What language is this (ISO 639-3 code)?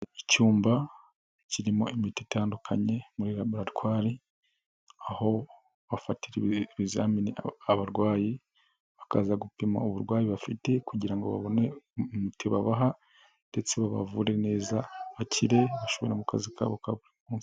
kin